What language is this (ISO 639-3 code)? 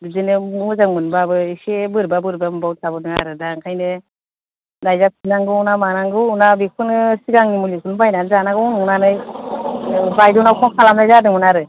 brx